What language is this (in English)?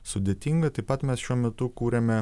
Lithuanian